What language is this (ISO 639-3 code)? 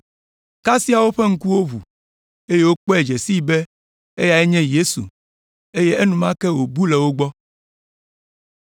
ewe